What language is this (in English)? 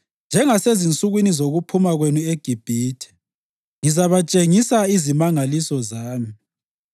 North Ndebele